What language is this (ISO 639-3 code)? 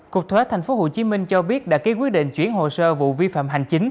vie